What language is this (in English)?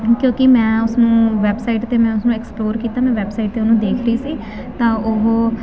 Punjabi